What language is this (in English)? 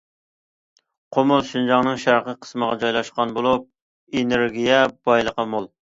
Uyghur